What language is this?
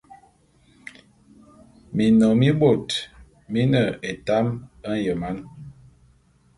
Bulu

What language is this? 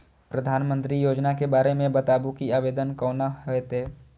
Maithili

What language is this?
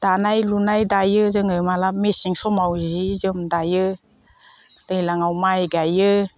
Bodo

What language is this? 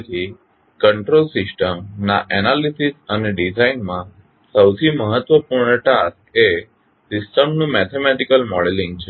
Gujarati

